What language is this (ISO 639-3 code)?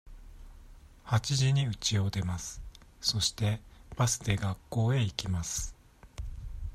jpn